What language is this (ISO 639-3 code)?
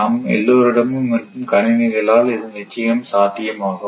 tam